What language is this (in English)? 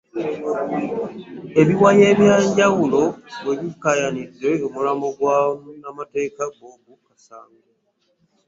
Ganda